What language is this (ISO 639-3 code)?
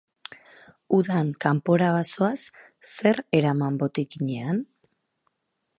eus